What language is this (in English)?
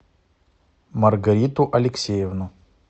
Russian